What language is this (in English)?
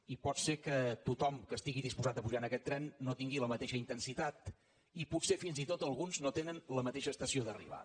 Catalan